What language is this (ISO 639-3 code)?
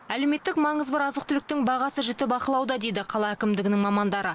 kaz